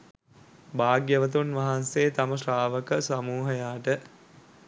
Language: Sinhala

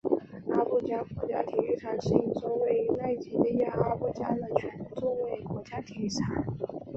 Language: Chinese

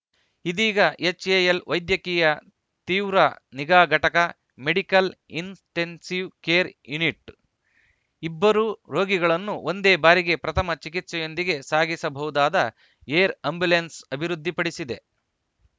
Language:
Kannada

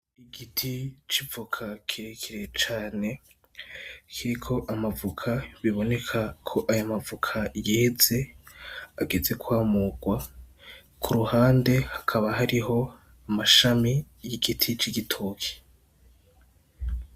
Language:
Rundi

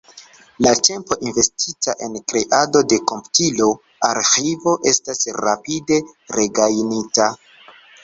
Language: Esperanto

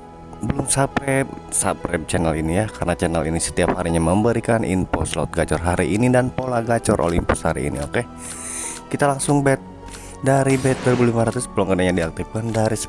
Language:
Indonesian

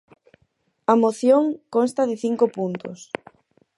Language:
Galician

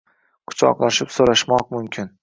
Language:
Uzbek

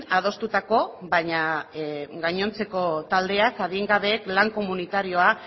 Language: Basque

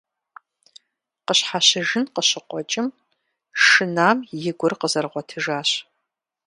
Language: Kabardian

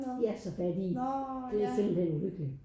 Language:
Danish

